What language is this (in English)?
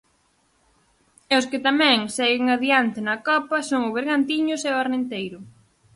Galician